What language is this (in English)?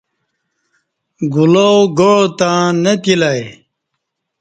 Kati